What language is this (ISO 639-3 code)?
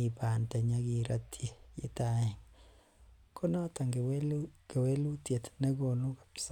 kln